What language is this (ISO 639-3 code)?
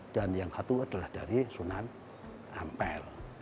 ind